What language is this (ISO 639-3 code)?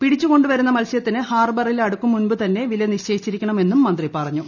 mal